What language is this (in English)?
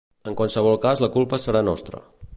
Catalan